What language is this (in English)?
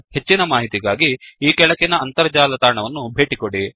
Kannada